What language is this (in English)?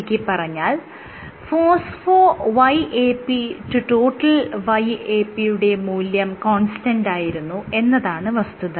Malayalam